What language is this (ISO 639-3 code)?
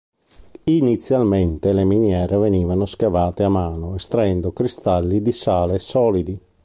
ita